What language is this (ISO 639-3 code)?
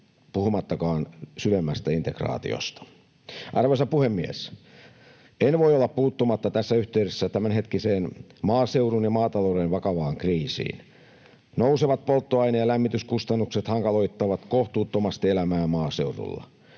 fin